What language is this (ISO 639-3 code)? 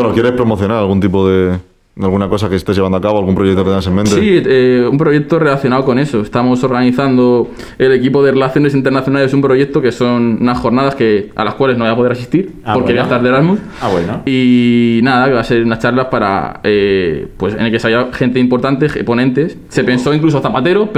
spa